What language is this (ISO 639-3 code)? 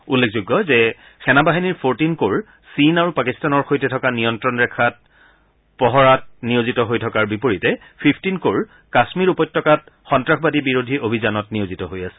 asm